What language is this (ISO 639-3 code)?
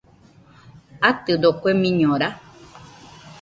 hux